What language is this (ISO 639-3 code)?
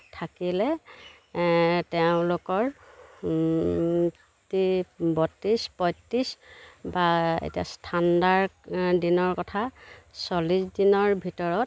asm